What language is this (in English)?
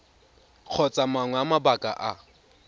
Tswana